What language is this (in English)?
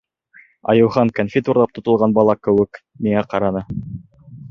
Bashkir